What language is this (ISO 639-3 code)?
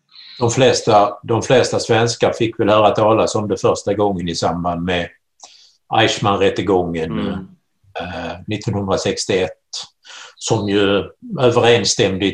swe